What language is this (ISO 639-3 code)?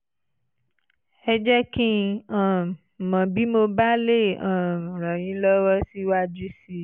yor